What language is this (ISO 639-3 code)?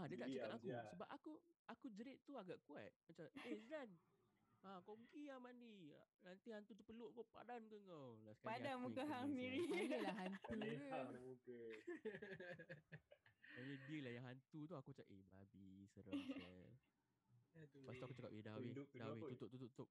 msa